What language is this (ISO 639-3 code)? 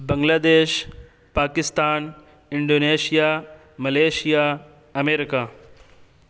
urd